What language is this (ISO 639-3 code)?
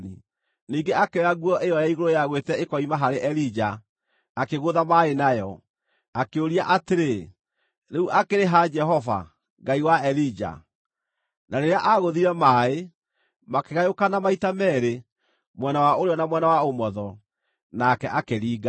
kik